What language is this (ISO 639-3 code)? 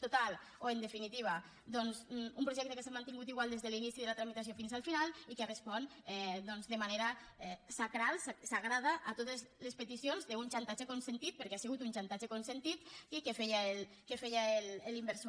cat